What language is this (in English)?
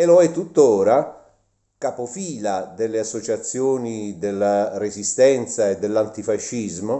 Italian